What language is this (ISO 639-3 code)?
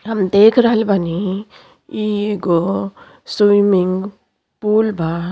bho